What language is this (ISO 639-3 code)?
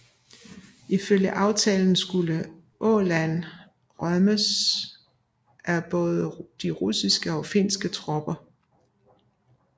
dan